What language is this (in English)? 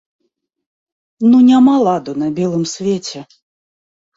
Belarusian